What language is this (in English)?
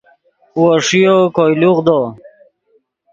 Yidgha